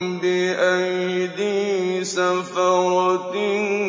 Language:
Arabic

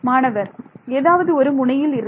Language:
Tamil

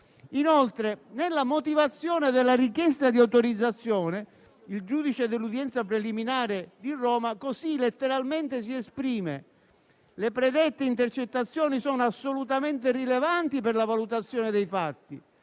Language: Italian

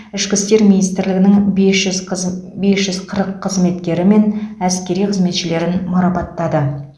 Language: Kazakh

